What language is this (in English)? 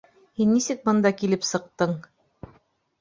Bashkir